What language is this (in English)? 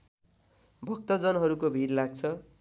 Nepali